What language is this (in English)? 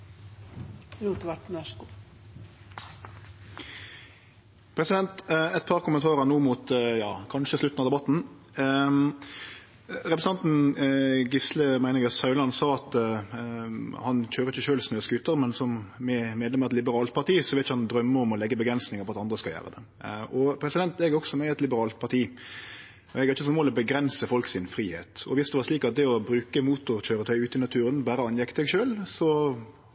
Norwegian